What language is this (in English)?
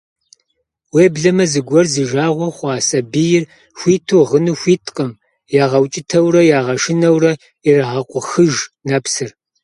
Kabardian